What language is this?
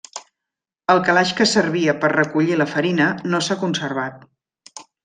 Catalan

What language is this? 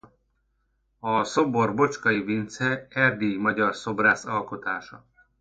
Hungarian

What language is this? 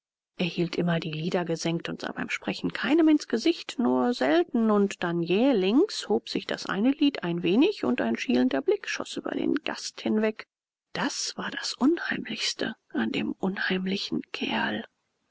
German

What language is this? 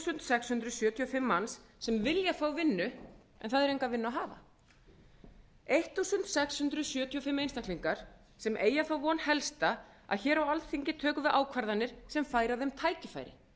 Icelandic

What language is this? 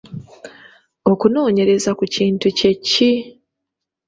Ganda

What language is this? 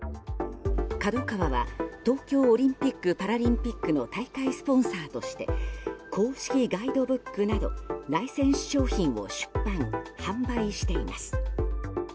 Japanese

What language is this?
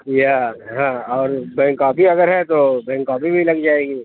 Urdu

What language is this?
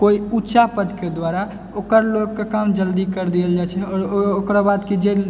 Maithili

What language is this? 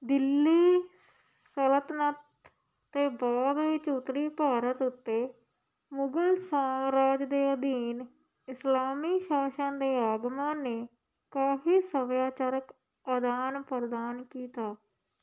Punjabi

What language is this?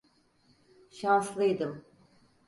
Turkish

